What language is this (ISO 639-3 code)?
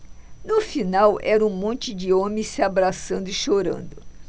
por